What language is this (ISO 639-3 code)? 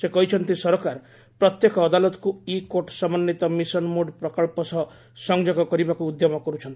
ori